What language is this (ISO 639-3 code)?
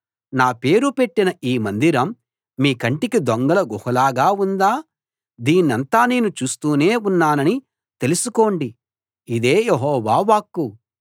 tel